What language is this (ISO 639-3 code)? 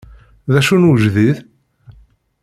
kab